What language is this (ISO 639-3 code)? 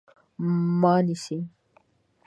pus